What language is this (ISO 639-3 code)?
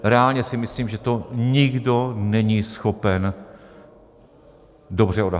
ces